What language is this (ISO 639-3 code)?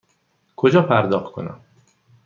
fas